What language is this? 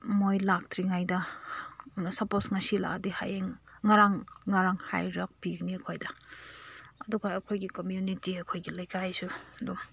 Manipuri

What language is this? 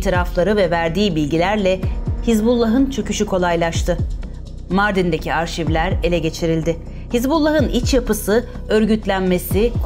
Turkish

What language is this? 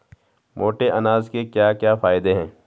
Hindi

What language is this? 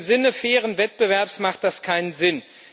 German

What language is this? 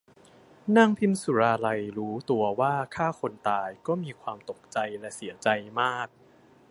Thai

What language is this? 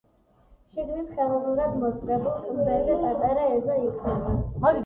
Georgian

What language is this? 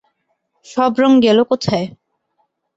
Bangla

